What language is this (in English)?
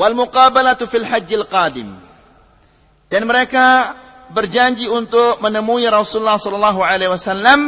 Malay